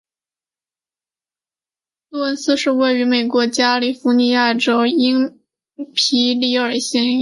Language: Chinese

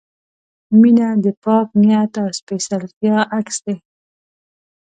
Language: Pashto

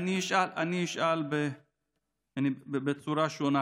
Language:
Hebrew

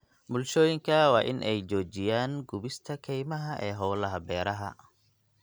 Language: Somali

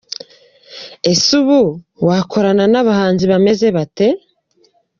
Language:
Kinyarwanda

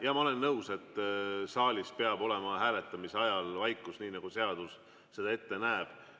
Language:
Estonian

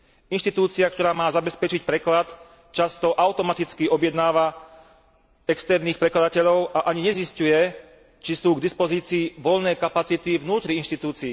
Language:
Slovak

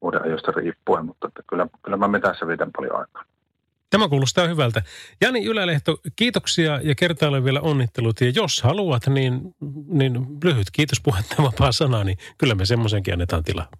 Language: Finnish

